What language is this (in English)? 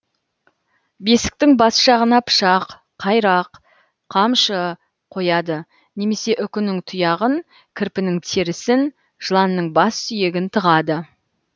Kazakh